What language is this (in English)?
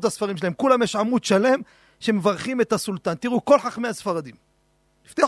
Hebrew